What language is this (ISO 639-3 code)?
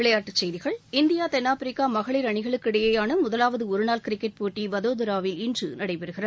tam